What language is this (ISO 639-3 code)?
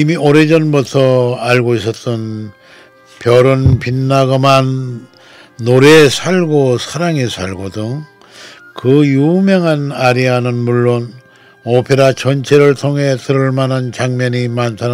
kor